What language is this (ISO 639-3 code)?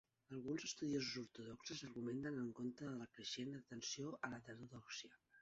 cat